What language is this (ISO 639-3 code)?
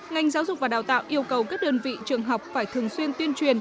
vie